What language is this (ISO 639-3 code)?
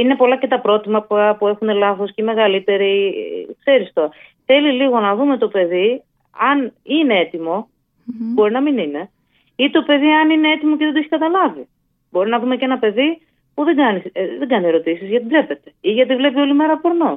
ell